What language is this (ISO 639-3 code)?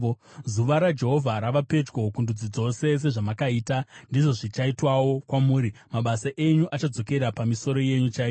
sna